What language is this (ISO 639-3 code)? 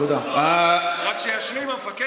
heb